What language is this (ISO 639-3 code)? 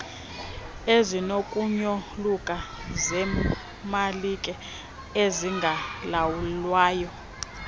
xho